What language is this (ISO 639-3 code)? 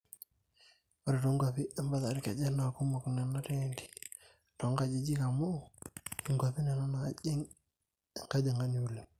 mas